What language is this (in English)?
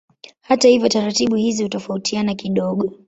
Swahili